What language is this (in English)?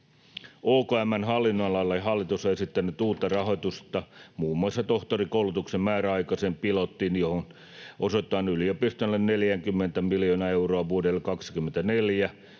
Finnish